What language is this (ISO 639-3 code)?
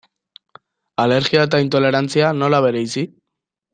eus